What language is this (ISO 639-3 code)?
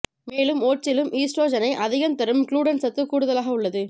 tam